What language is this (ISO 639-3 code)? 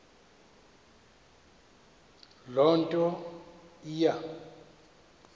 xho